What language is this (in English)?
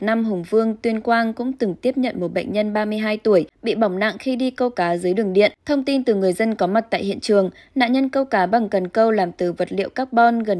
Vietnamese